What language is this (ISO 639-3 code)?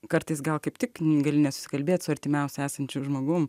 lit